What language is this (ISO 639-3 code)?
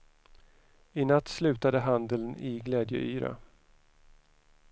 swe